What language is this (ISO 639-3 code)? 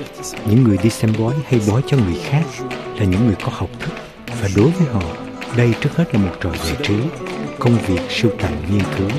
vie